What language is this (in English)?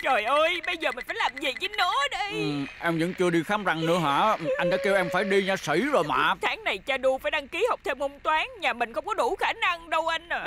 Vietnamese